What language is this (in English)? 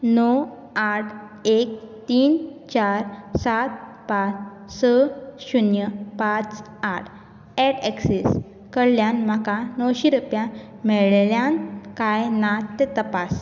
Konkani